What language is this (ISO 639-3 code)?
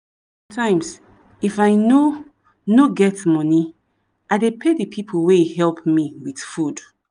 pcm